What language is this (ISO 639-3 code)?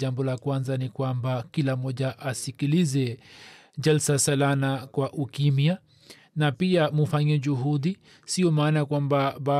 swa